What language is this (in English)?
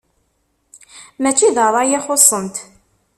Kabyle